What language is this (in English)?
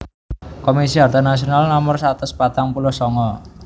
Javanese